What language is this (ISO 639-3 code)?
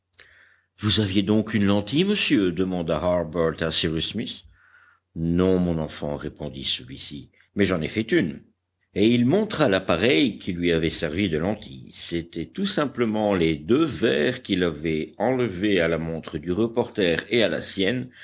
fra